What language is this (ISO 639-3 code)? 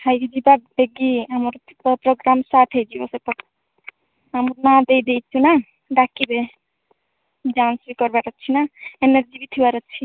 ori